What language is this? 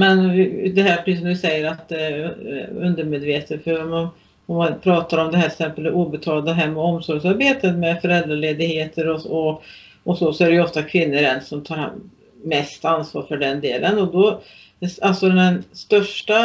Swedish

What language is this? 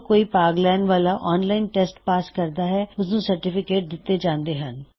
Punjabi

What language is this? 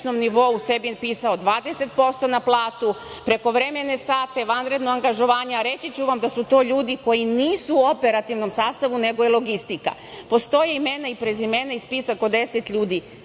Serbian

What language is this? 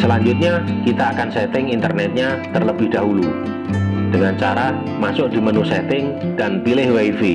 Indonesian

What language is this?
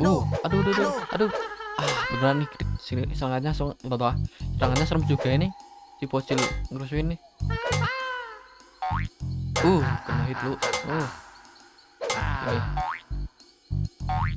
Indonesian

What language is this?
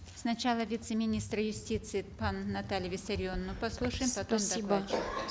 Kazakh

